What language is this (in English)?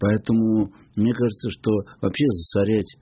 Russian